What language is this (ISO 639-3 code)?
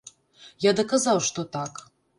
bel